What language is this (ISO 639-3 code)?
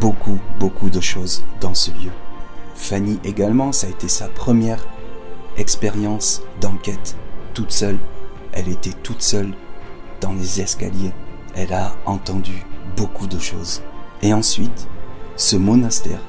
fra